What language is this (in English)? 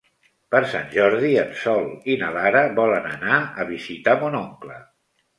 Catalan